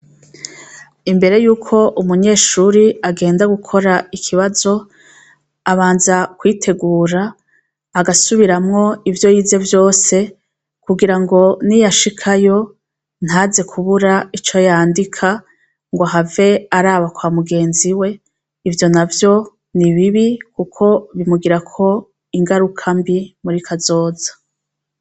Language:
Rundi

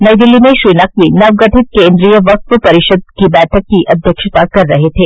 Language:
Hindi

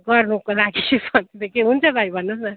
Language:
Nepali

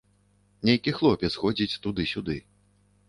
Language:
Belarusian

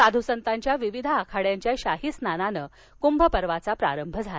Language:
Marathi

